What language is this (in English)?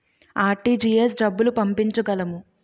Telugu